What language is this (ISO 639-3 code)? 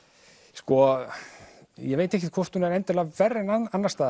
isl